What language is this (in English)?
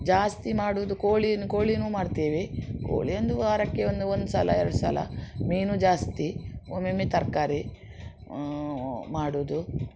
Kannada